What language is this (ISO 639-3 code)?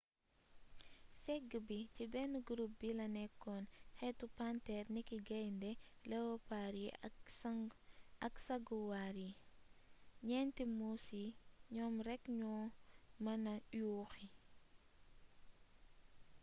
wol